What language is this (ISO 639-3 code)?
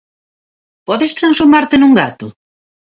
glg